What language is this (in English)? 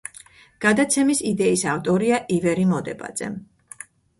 Georgian